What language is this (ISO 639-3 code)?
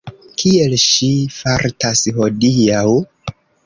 epo